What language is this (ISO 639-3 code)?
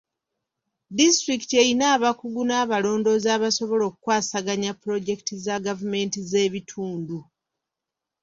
lug